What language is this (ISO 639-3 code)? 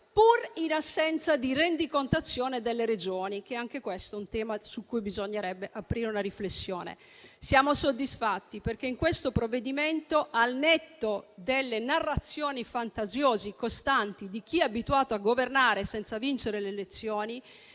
ita